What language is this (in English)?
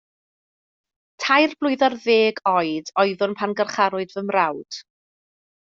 Welsh